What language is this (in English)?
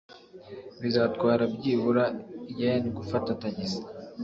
Kinyarwanda